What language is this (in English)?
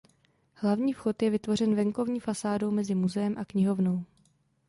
Czech